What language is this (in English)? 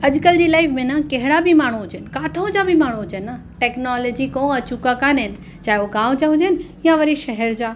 Sindhi